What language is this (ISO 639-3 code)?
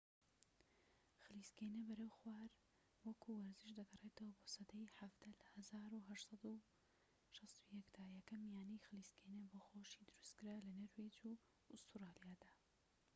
ckb